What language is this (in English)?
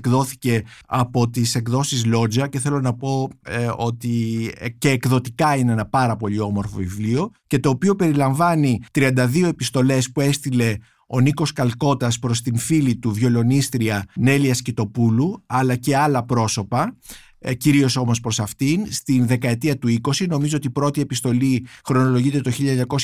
Greek